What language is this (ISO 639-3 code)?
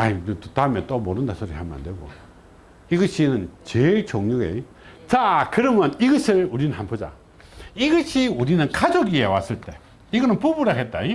kor